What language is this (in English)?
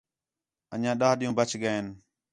Khetrani